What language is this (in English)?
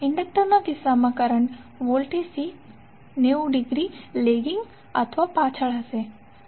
Gujarati